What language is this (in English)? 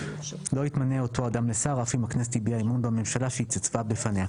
Hebrew